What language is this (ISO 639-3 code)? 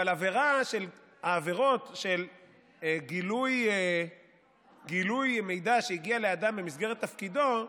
heb